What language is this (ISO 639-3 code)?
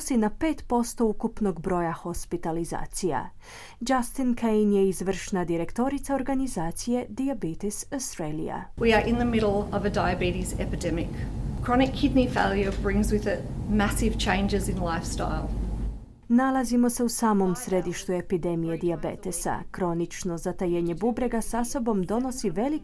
hrv